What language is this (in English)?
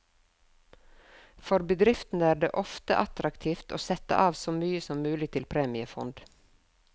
Norwegian